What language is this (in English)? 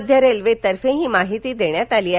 Marathi